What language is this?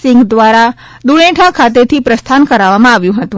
Gujarati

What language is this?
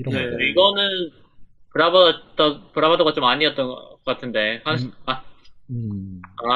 Korean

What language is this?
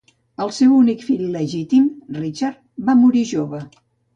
Catalan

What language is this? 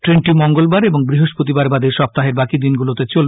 Bangla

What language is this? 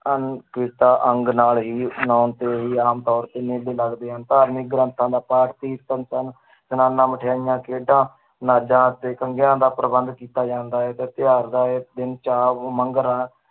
Punjabi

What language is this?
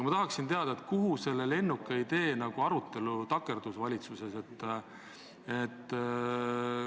Estonian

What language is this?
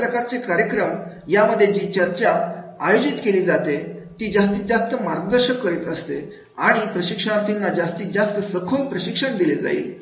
Marathi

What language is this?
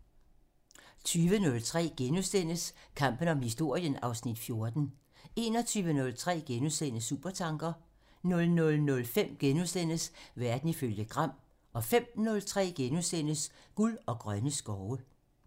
Danish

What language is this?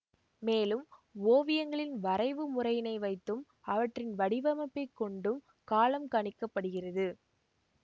Tamil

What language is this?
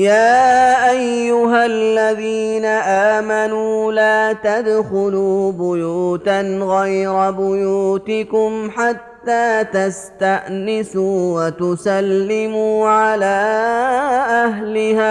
Arabic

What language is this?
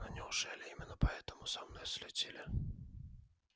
Russian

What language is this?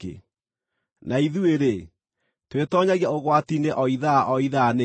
Kikuyu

